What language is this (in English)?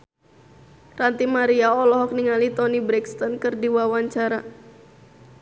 Sundanese